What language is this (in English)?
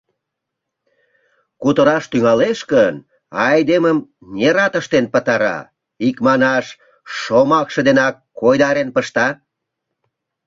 Mari